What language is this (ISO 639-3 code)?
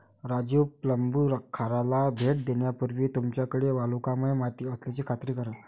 mar